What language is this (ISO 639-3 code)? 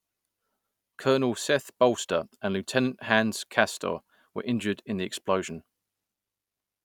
eng